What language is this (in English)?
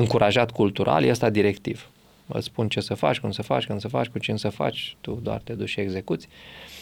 Romanian